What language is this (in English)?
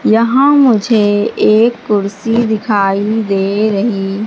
Hindi